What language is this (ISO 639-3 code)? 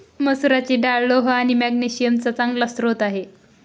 mar